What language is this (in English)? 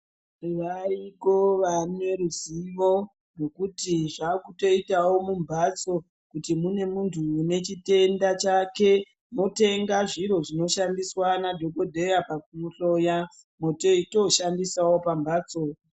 Ndau